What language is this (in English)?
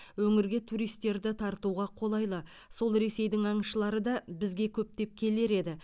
Kazakh